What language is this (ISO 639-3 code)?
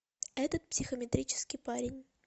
rus